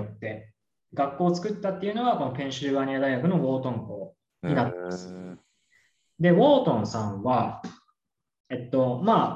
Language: Japanese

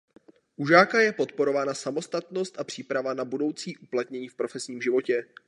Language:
Czech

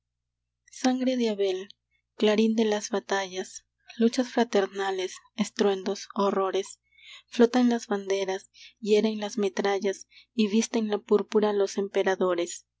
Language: Spanish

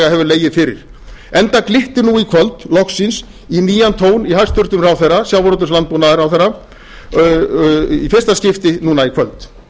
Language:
Icelandic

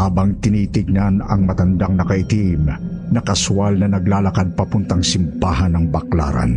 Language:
Filipino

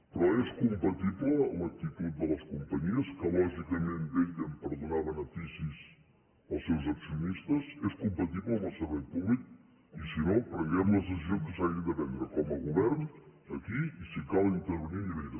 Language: Catalan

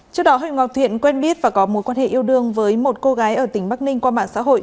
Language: Vietnamese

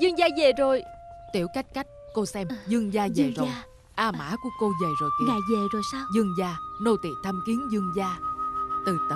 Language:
Vietnamese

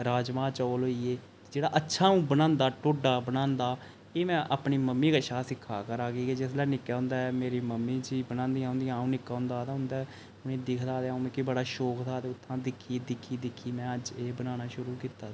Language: Dogri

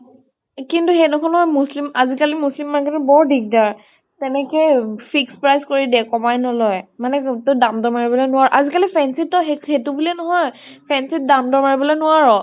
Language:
Assamese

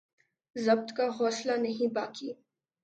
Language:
Urdu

